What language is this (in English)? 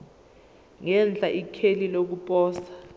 Zulu